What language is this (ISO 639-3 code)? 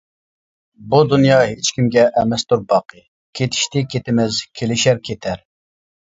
uig